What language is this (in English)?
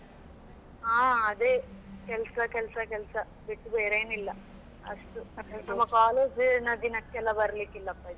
Kannada